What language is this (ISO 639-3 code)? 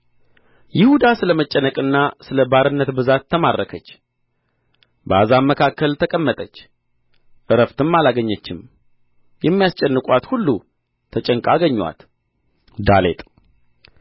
amh